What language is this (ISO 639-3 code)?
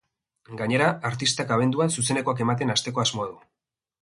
eus